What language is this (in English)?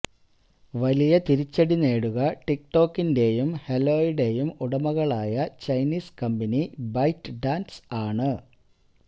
Malayalam